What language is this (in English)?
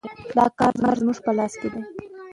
Pashto